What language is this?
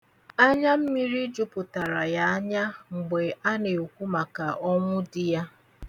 Igbo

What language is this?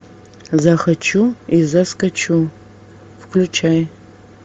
Russian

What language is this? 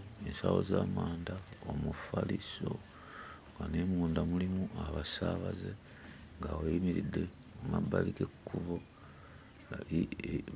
Ganda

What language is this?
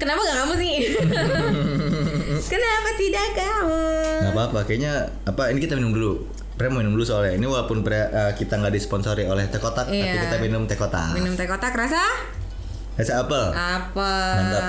Indonesian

